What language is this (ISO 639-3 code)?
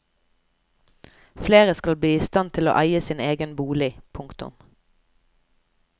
nor